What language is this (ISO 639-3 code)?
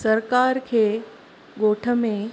snd